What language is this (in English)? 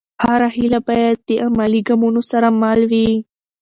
Pashto